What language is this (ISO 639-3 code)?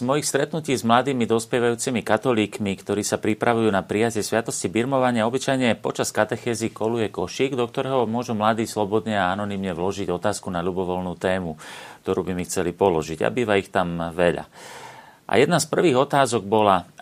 slk